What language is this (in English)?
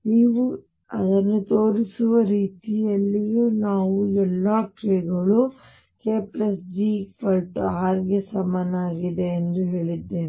Kannada